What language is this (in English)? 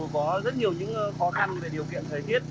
Vietnamese